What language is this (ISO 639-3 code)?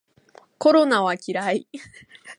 jpn